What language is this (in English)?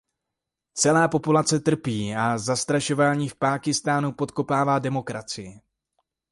Czech